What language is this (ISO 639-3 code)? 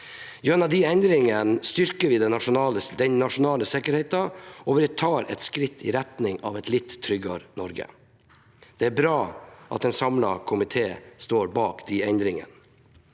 nor